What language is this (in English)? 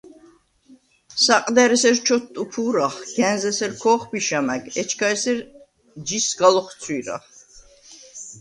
Svan